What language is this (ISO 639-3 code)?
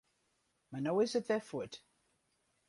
fry